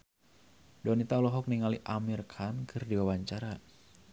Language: Sundanese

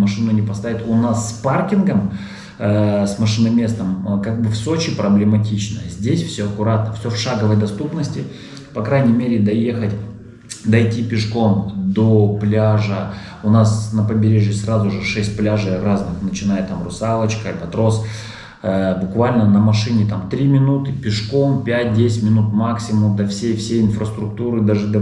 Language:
Russian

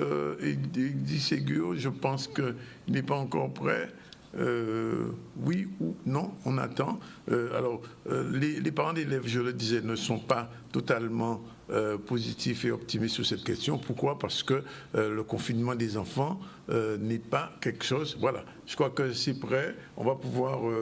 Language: French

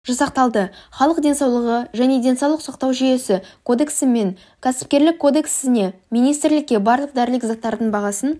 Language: Kazakh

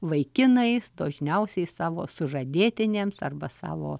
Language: Lithuanian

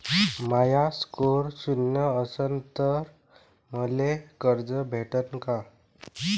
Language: Marathi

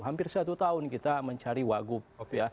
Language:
Indonesian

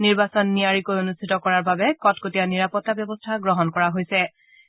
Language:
Assamese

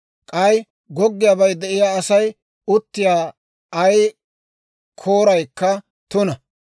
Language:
Dawro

